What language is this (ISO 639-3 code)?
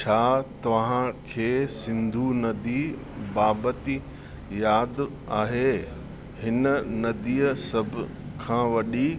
snd